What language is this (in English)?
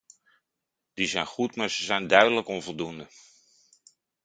Dutch